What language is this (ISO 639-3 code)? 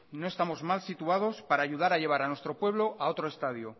spa